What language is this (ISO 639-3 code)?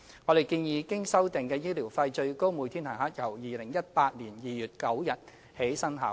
yue